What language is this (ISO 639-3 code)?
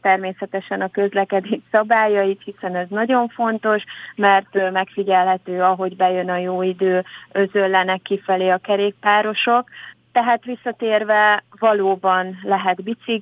hun